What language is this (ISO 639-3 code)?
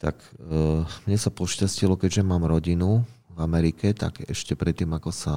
slk